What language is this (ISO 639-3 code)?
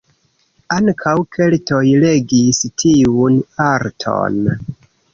epo